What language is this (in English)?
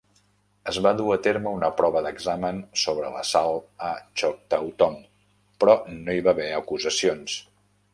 Catalan